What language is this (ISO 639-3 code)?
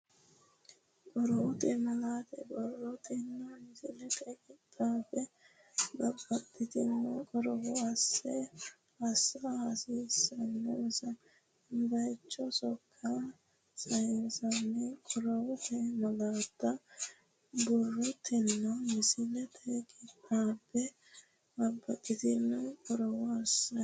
sid